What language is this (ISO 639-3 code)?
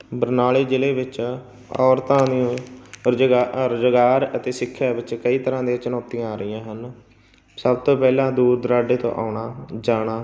pan